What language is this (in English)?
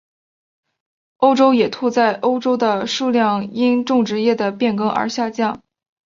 Chinese